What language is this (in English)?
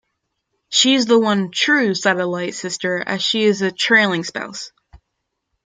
English